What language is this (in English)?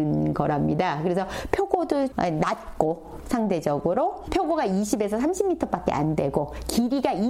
Korean